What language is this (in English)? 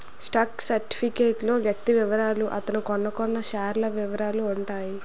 Telugu